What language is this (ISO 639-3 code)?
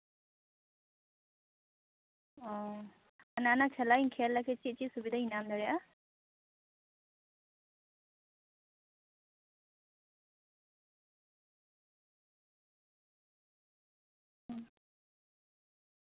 sat